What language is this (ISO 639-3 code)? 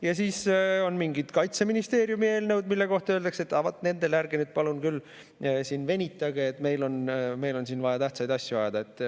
est